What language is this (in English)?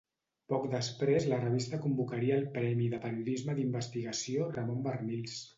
Catalan